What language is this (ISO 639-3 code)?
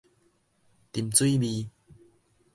nan